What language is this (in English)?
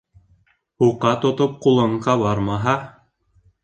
Bashkir